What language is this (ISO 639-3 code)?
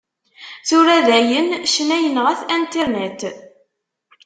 kab